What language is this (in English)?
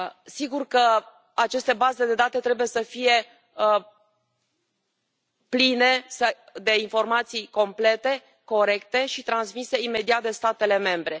Romanian